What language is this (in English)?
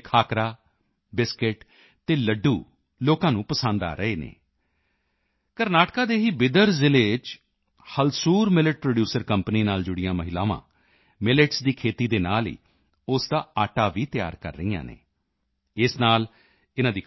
Punjabi